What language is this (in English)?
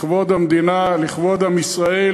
Hebrew